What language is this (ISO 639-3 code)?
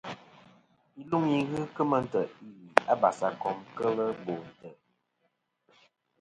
bkm